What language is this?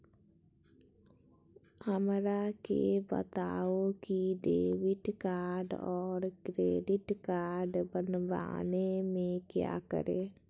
Magahi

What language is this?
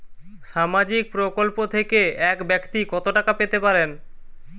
Bangla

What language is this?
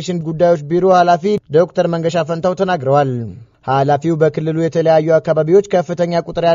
Arabic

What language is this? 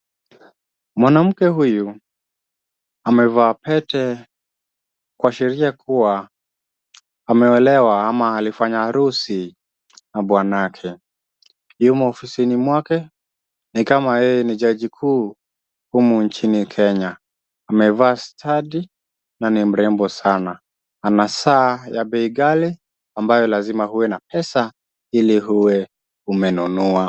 Swahili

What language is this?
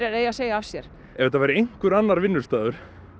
Icelandic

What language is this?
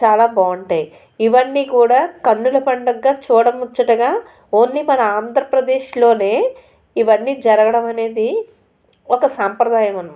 Telugu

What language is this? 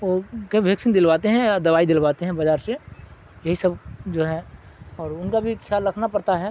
Urdu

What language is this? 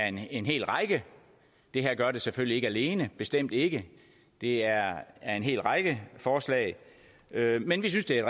Danish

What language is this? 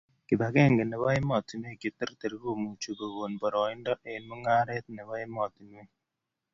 Kalenjin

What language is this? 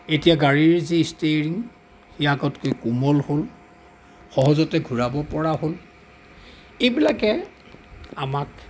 Assamese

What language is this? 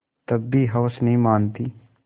Hindi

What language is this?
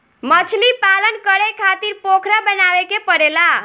Bhojpuri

